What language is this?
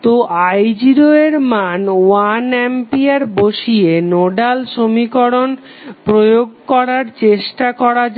Bangla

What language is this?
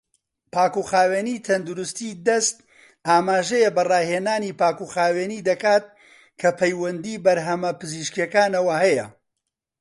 Central Kurdish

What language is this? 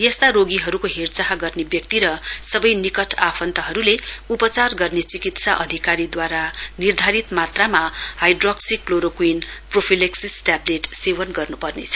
Nepali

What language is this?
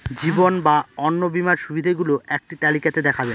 Bangla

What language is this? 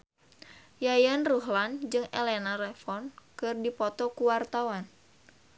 Sundanese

